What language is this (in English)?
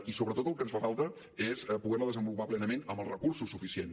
Catalan